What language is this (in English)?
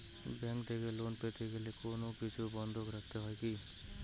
Bangla